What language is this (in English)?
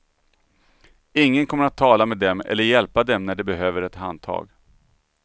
Swedish